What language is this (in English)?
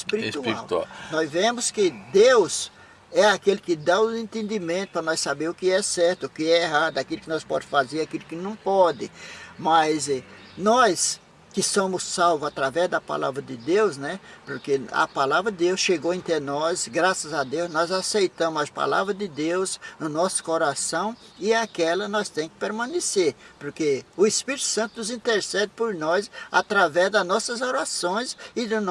Portuguese